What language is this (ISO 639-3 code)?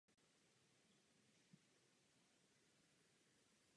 ces